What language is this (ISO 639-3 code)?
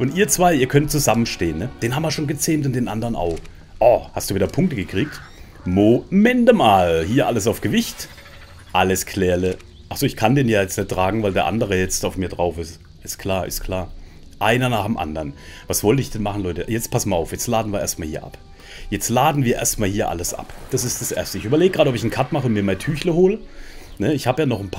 deu